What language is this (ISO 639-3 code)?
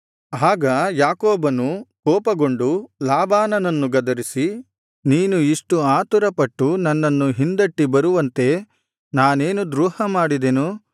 kan